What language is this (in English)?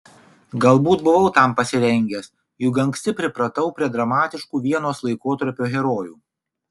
Lithuanian